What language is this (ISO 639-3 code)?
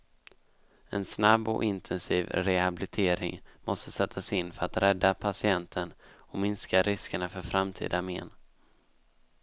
swe